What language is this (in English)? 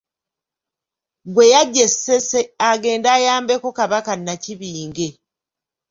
Ganda